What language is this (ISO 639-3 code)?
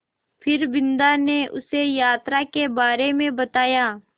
hin